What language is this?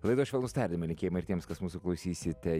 Lithuanian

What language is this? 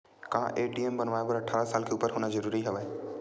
Chhattisgarhi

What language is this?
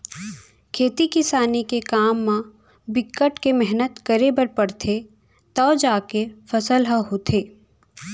Chhattisgarhi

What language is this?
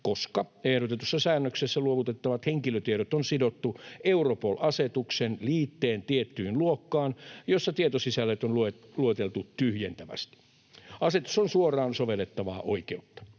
Finnish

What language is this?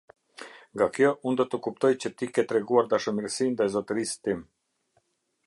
Albanian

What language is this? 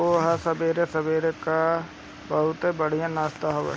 Bhojpuri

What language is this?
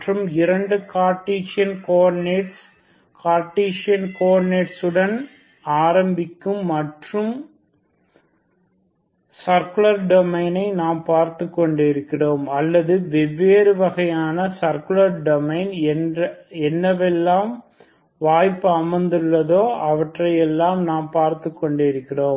Tamil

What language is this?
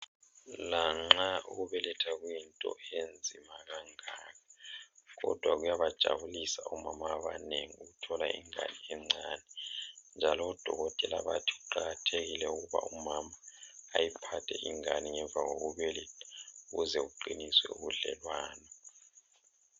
North Ndebele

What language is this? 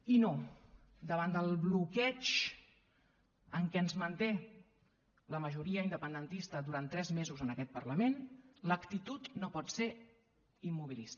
Catalan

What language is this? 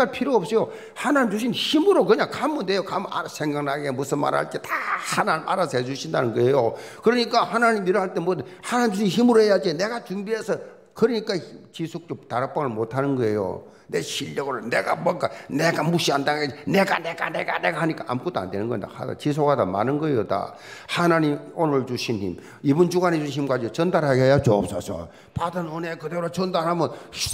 Korean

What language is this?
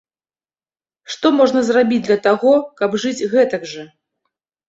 Belarusian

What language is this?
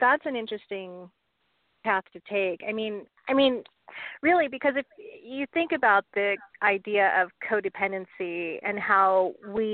English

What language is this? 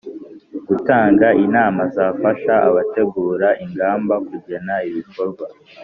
Kinyarwanda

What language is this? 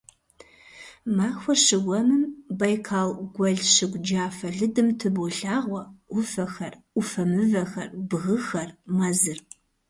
Kabardian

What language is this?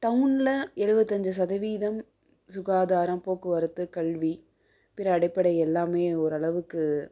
Tamil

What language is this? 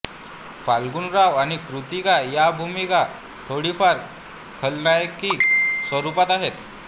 Marathi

